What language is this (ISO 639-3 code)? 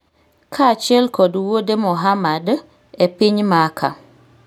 luo